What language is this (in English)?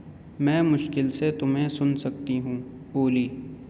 Urdu